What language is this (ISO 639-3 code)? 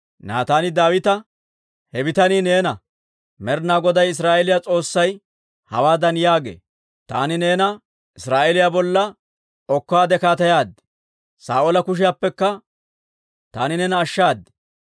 dwr